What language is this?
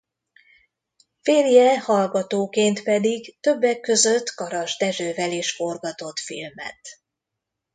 Hungarian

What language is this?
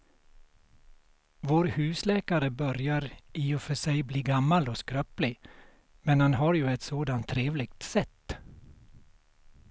Swedish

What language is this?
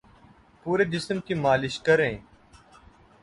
Urdu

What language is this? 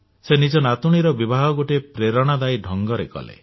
Odia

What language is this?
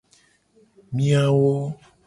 Gen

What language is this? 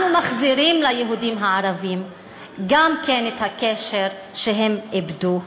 Hebrew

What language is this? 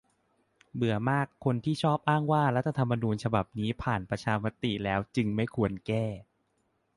Thai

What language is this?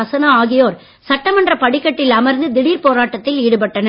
Tamil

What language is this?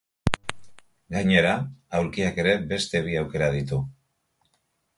Basque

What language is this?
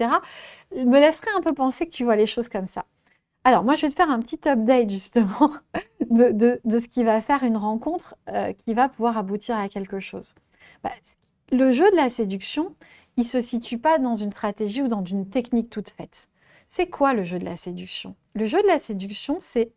French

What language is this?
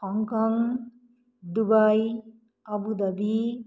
Nepali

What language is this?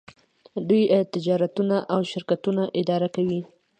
Pashto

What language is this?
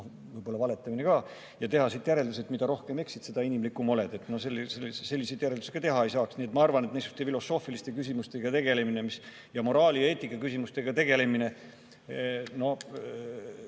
Estonian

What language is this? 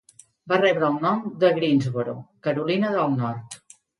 Catalan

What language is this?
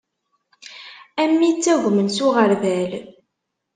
Kabyle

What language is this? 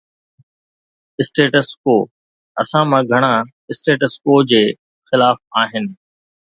Sindhi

